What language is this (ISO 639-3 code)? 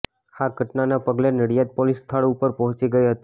guj